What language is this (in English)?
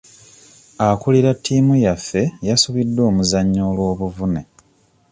Ganda